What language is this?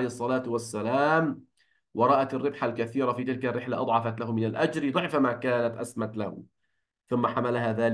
Arabic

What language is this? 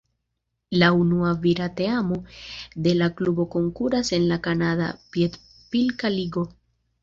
Esperanto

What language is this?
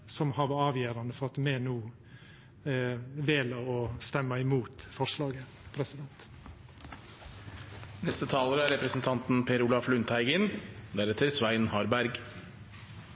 Norwegian Nynorsk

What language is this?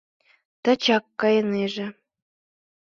Mari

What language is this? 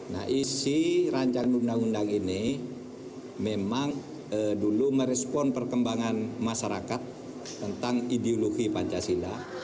Indonesian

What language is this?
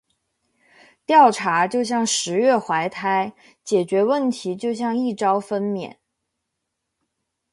Chinese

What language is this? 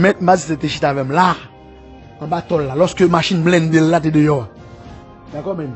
French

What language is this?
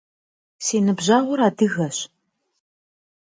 Kabardian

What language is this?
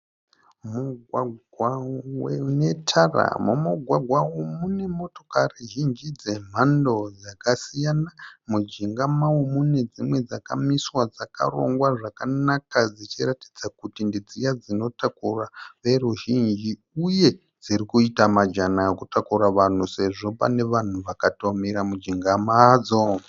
Shona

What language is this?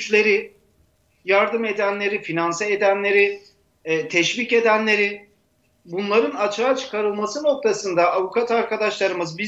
Turkish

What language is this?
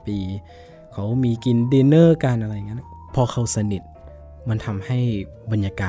Thai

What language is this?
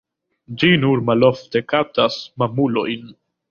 Esperanto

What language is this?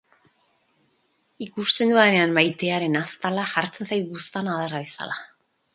Basque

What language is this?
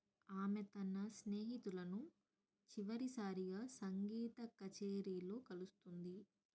Telugu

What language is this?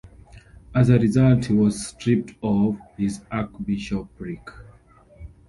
English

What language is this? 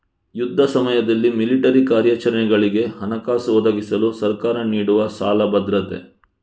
Kannada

